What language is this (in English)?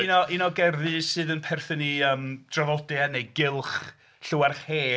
Welsh